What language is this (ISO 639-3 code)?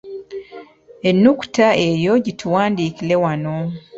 lug